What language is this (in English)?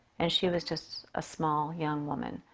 English